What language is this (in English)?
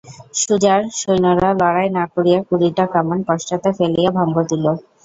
Bangla